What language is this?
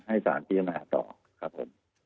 Thai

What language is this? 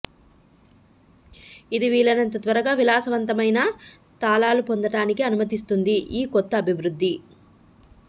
Telugu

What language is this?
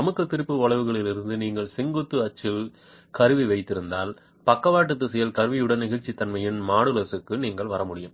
Tamil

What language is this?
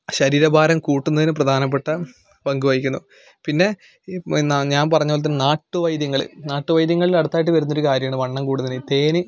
Malayalam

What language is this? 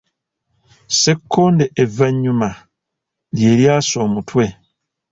Ganda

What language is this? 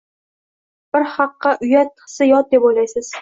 Uzbek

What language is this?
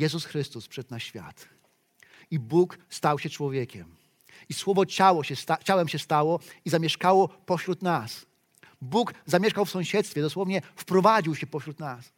Polish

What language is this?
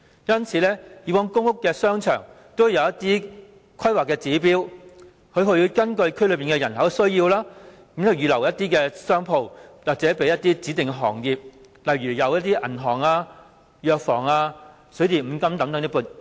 Cantonese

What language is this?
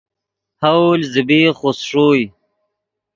Yidgha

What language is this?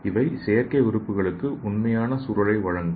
Tamil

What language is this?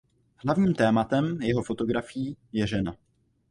Czech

